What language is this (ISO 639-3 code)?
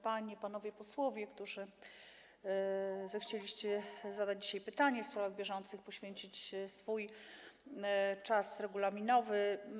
pol